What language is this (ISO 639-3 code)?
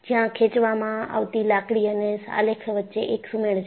guj